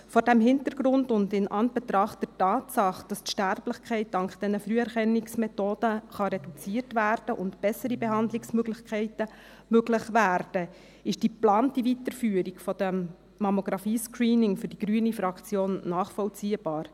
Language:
Swiss German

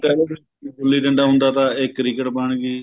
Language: Punjabi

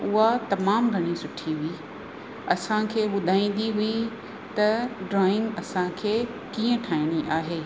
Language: Sindhi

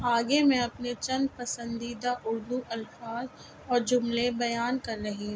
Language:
Urdu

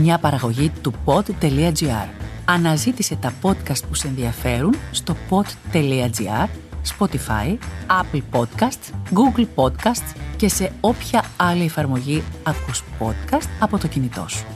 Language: Greek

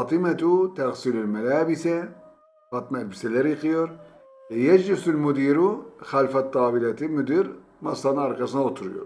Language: Turkish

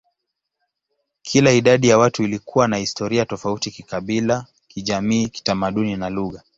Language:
Swahili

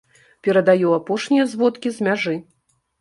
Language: Belarusian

